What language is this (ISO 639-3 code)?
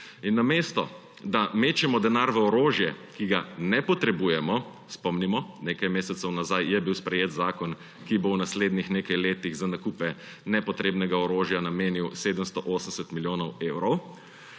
slv